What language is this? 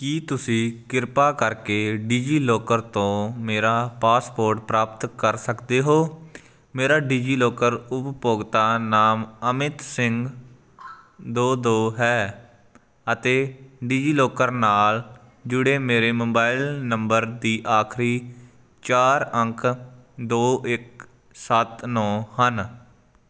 Punjabi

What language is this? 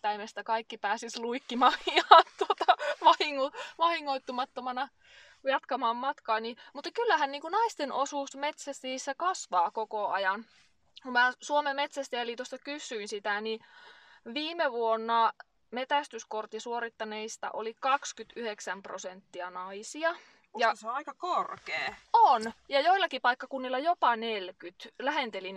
Finnish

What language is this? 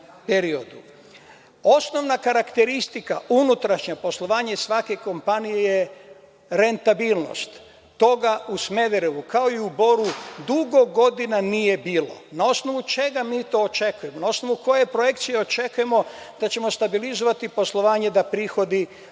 Serbian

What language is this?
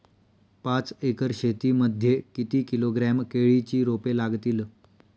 Marathi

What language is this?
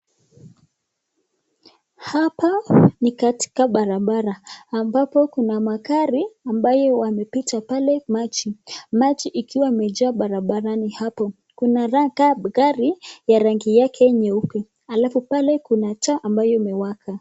Swahili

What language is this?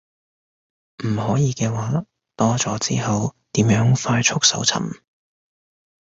Cantonese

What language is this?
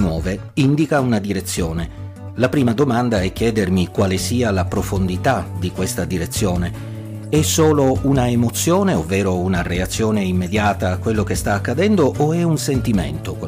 Italian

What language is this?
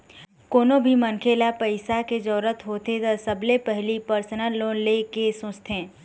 Chhattisgarhi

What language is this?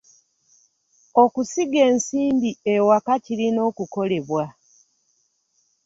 Ganda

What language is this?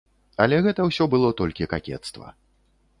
Belarusian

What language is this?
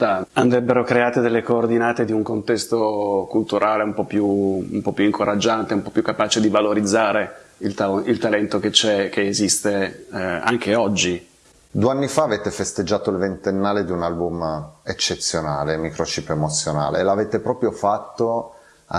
Italian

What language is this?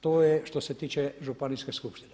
Croatian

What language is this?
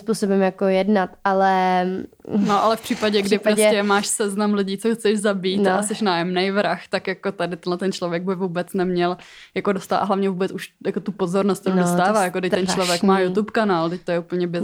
Czech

